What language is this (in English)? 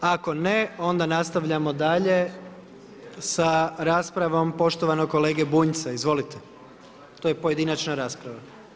Croatian